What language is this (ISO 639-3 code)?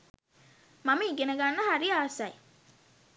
sin